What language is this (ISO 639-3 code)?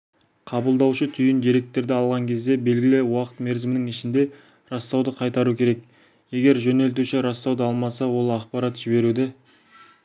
kaz